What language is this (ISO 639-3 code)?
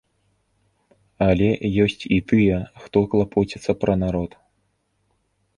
bel